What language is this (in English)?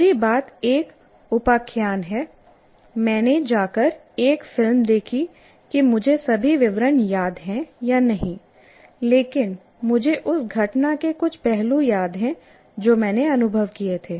Hindi